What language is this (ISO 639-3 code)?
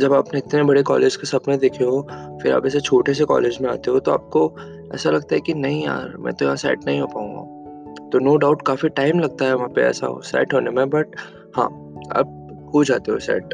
hin